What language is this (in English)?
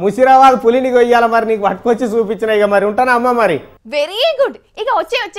Hindi